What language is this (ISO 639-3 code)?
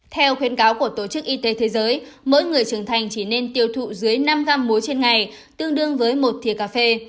vie